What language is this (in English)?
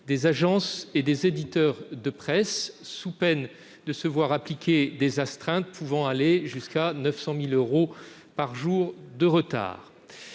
French